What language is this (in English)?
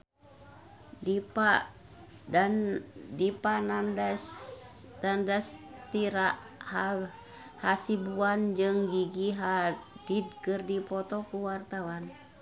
Sundanese